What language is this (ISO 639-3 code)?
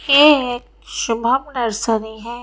hin